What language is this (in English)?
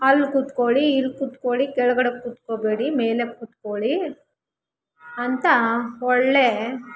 Kannada